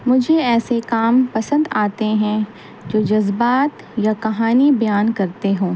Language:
Urdu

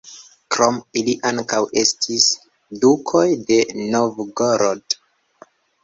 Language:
Esperanto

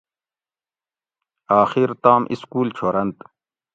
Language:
Gawri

